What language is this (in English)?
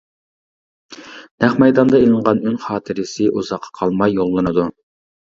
Uyghur